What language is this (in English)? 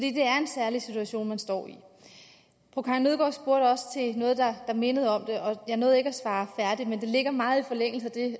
Danish